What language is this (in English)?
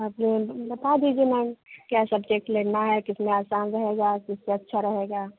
Hindi